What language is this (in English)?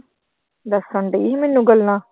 Punjabi